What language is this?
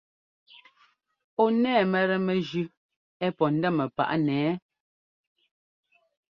Ngomba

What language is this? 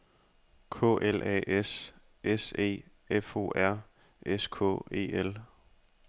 Danish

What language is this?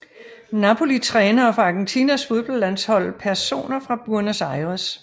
Danish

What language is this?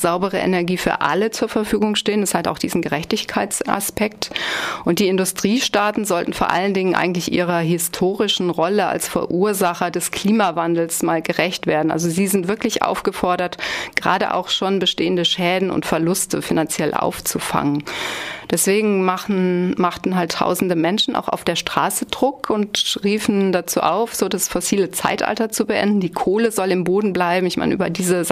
German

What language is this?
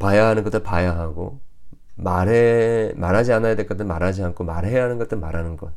Korean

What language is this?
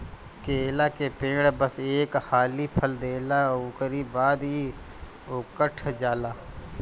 Bhojpuri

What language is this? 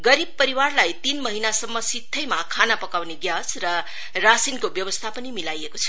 Nepali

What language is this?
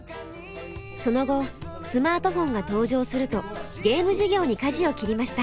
Japanese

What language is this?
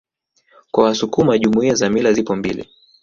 Swahili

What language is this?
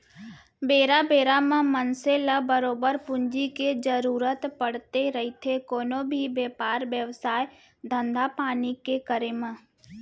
Chhattisgarhi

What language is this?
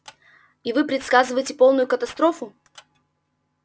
Russian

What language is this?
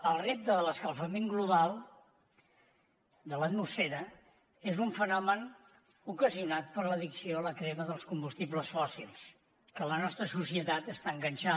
Catalan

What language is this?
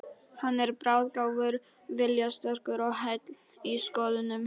Icelandic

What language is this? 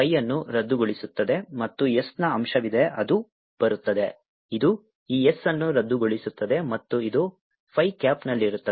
Kannada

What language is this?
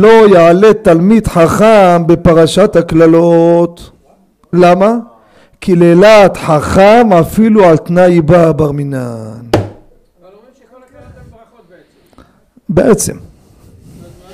Hebrew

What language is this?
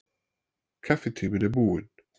Icelandic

